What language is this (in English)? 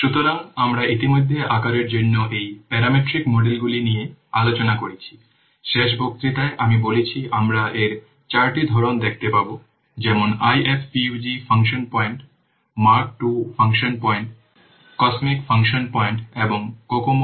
Bangla